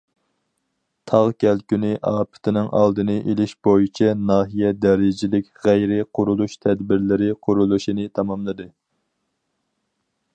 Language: Uyghur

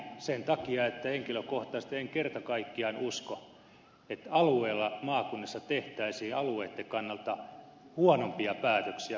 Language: Finnish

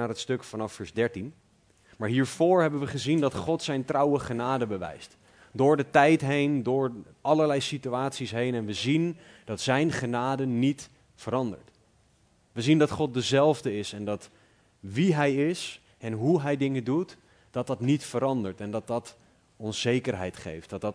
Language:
Dutch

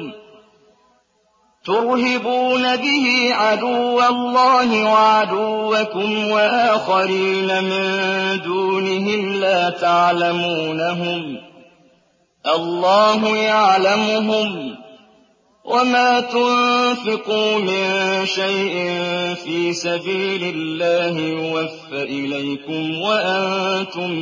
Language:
Arabic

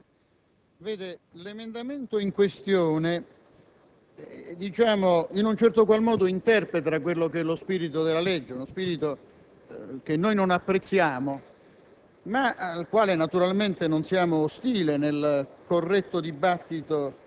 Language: Italian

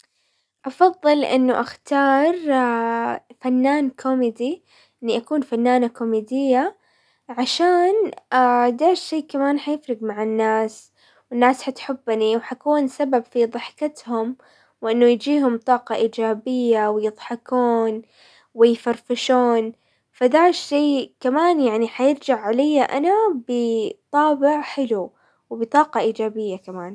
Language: Hijazi Arabic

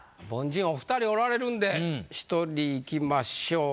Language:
Japanese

